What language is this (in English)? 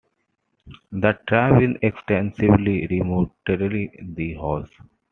English